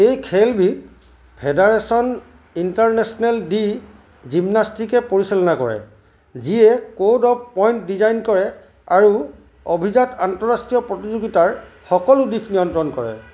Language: Assamese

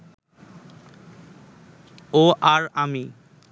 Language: Bangla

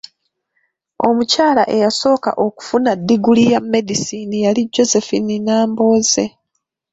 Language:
Ganda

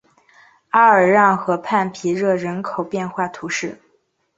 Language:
Chinese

